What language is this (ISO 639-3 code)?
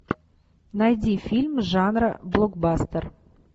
rus